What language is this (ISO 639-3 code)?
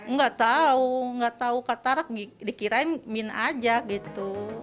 ind